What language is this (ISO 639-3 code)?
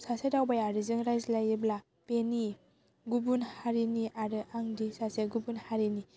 brx